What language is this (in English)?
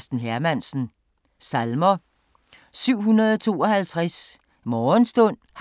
Danish